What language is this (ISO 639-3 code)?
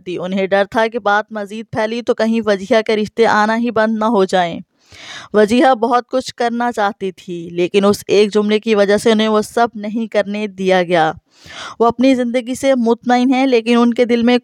urd